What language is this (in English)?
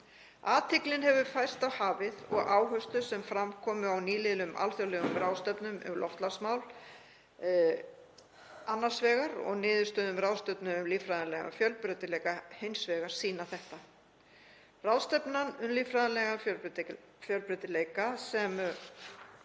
Icelandic